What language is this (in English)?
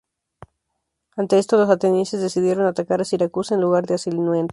Spanish